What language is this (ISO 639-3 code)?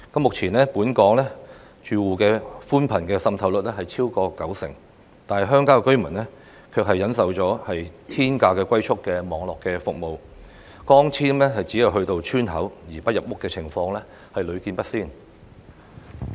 yue